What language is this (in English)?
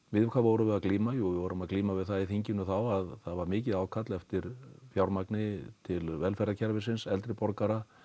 Icelandic